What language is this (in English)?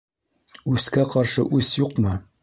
Bashkir